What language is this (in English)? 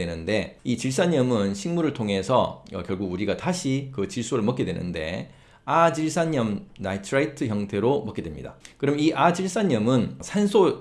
Korean